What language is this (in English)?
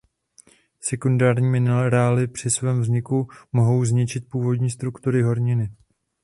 Czech